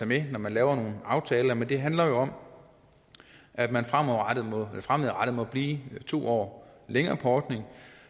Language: Danish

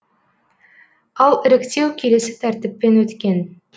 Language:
Kazakh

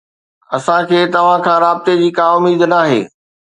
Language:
Sindhi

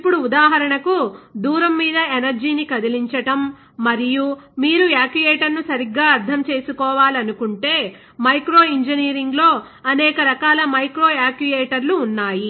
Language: Telugu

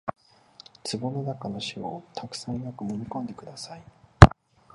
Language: Japanese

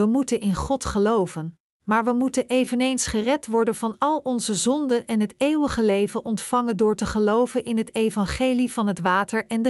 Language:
Dutch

